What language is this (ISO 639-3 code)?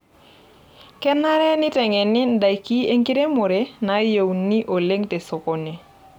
mas